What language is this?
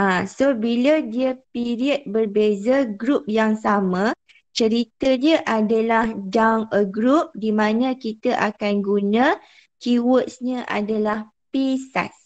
Malay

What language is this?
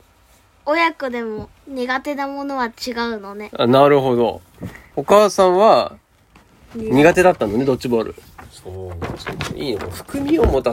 Japanese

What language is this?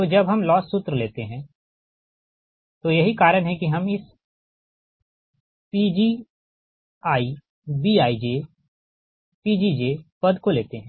Hindi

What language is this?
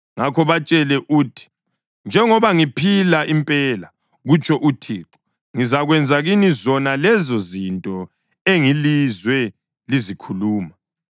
North Ndebele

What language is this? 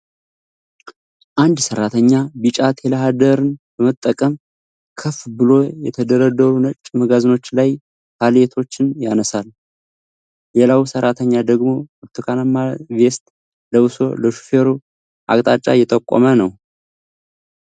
Amharic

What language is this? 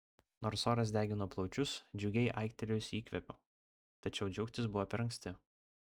Lithuanian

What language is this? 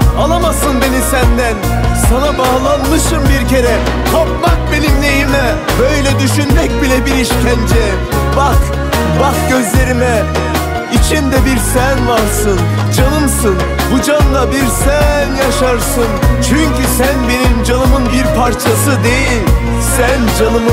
Turkish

